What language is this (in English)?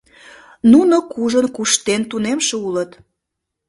Mari